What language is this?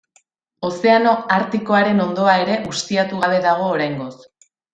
Basque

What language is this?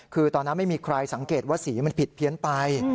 Thai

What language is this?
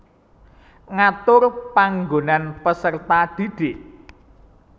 Javanese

